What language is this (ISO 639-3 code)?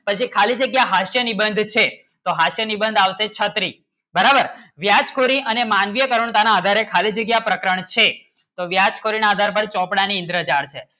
guj